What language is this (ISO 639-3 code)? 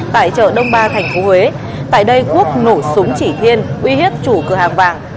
vie